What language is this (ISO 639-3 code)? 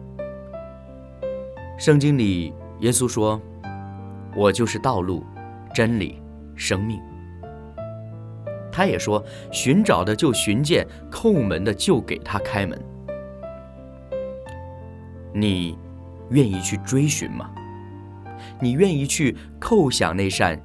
zho